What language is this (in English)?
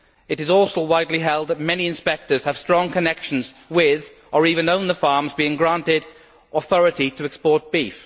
English